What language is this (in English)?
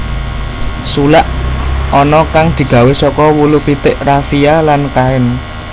Javanese